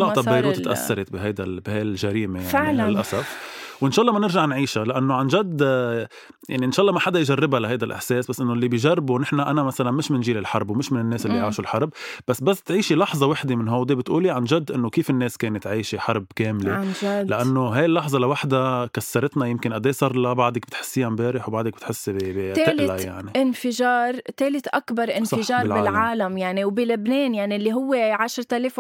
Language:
Arabic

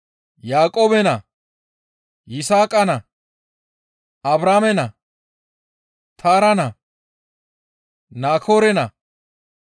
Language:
Gamo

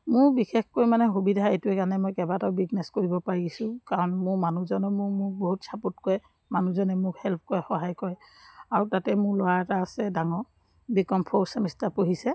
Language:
Assamese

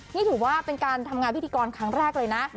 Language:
Thai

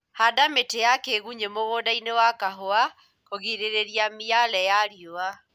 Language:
Kikuyu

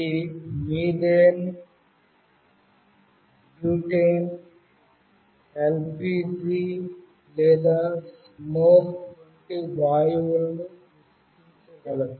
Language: Telugu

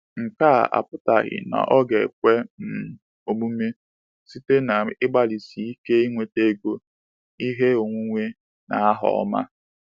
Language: Igbo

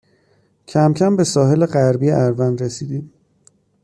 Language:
Persian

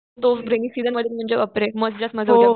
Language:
Marathi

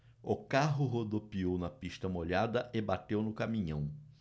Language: Portuguese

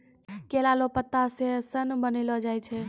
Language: Maithili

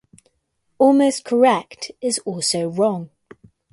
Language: English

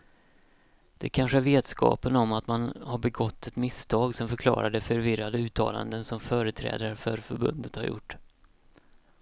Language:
Swedish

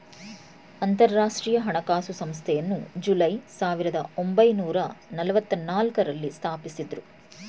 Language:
Kannada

